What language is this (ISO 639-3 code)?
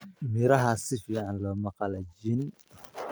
som